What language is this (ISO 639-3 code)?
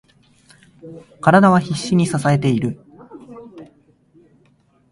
jpn